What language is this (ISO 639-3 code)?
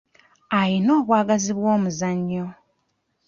lug